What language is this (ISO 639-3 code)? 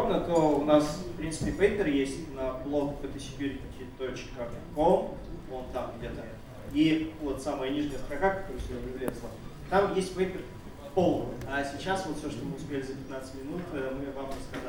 rus